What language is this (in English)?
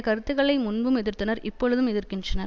Tamil